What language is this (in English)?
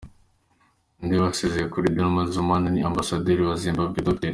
Kinyarwanda